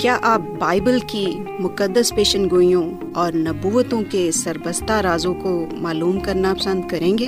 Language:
Urdu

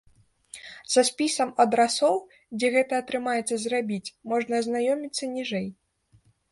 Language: Belarusian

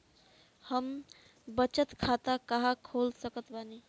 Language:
Bhojpuri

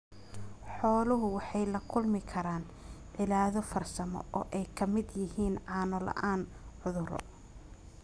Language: Somali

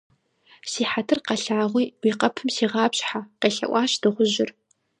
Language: Kabardian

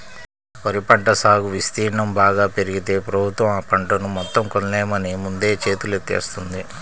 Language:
Telugu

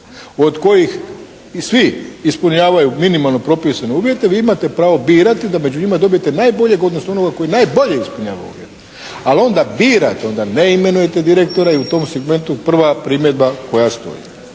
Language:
Croatian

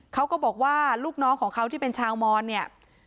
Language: Thai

